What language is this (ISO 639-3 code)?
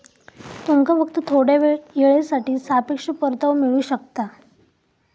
mar